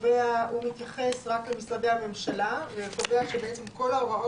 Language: Hebrew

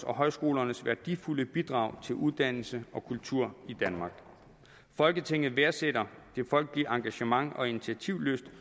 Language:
Danish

